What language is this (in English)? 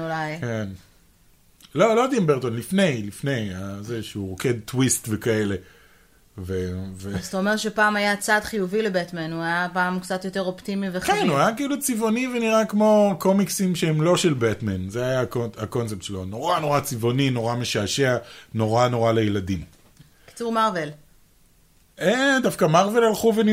Hebrew